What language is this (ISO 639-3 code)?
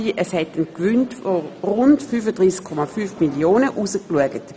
gsw